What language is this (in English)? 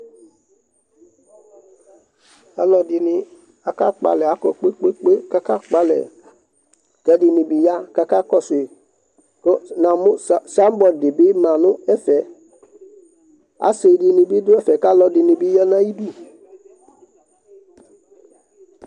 Ikposo